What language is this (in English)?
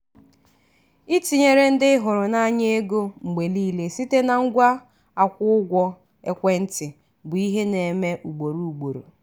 Igbo